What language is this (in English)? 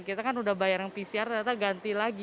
Indonesian